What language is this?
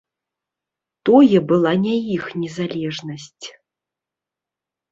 Belarusian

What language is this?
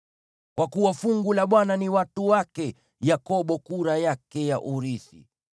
Swahili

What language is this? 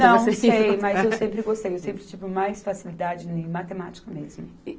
Portuguese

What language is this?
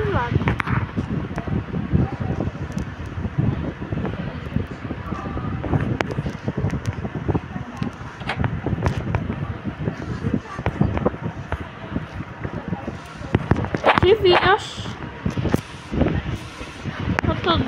Portuguese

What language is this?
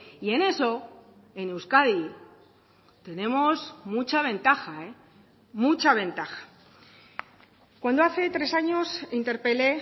Spanish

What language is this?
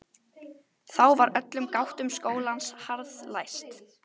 Icelandic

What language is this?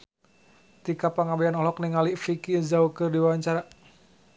Sundanese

